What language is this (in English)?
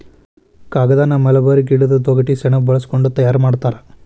Kannada